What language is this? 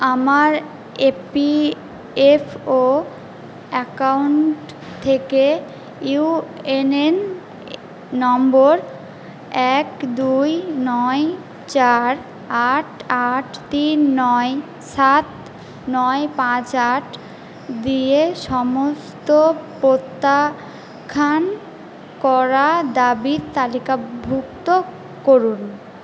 Bangla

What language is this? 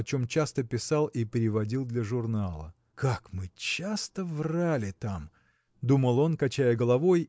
Russian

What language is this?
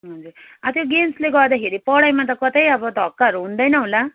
Nepali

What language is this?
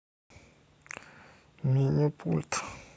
Russian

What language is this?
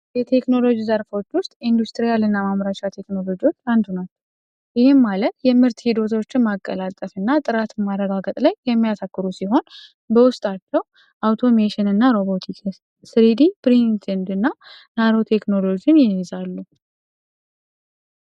Amharic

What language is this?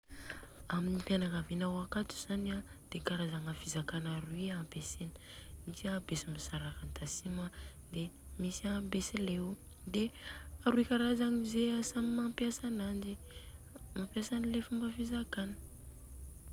Southern Betsimisaraka Malagasy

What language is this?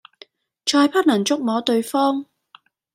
Cantonese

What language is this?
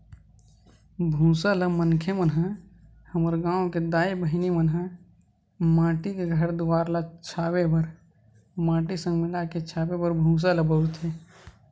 Chhattisgarhi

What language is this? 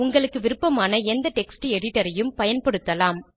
Tamil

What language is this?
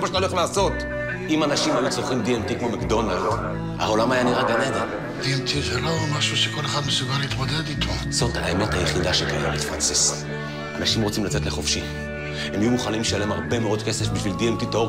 Hebrew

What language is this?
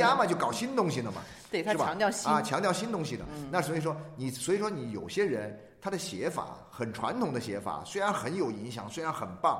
Chinese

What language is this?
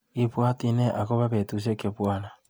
Kalenjin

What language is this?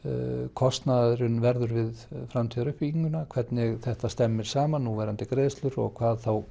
Icelandic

